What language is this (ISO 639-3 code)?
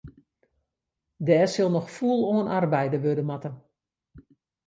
fry